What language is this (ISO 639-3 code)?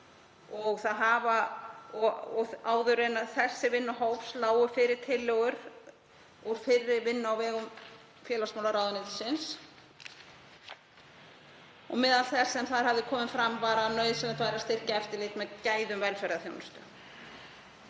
isl